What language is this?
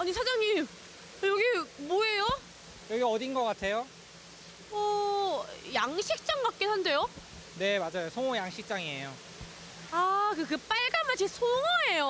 Korean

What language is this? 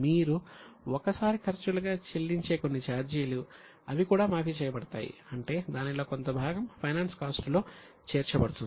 Telugu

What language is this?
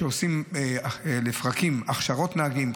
Hebrew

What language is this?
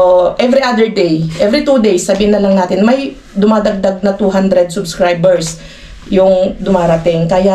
Filipino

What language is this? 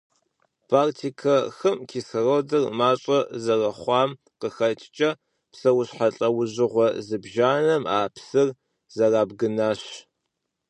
Kabardian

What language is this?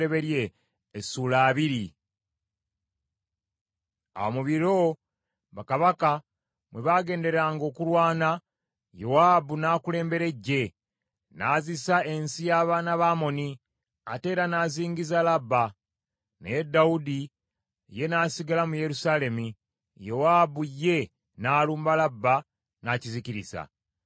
Ganda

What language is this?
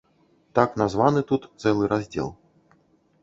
Belarusian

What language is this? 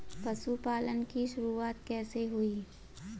Hindi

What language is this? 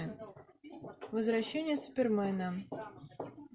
Russian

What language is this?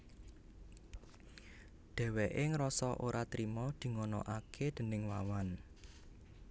Javanese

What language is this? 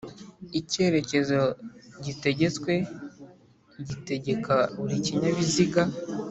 Kinyarwanda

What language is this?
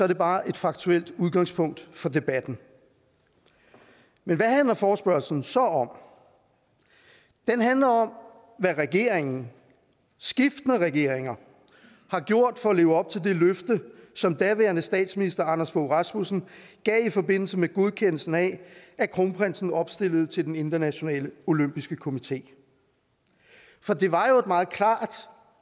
Danish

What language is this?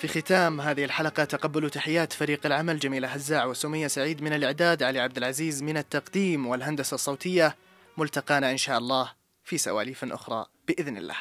Arabic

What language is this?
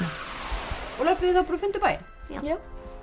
Icelandic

